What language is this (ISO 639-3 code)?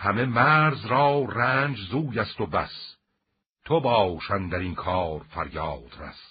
fas